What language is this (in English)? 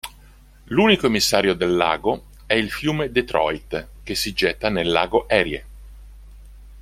Italian